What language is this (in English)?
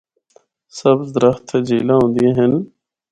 Northern Hindko